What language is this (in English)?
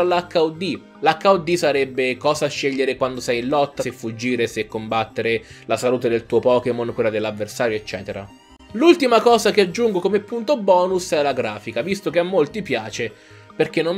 Italian